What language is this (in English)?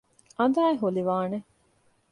Divehi